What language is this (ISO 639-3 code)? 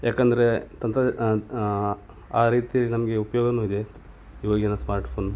kan